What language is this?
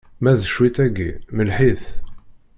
Kabyle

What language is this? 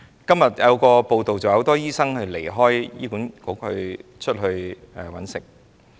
Cantonese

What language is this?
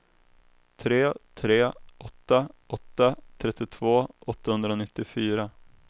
Swedish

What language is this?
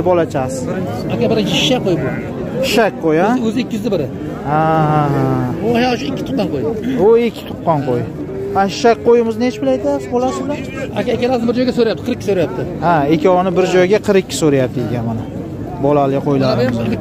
Turkish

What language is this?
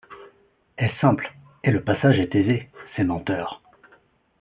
French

